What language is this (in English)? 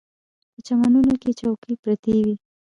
Pashto